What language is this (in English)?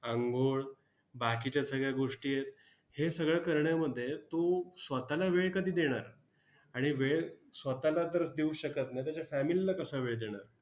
Marathi